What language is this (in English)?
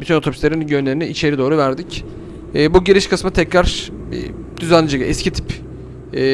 Turkish